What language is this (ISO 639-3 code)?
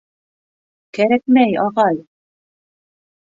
bak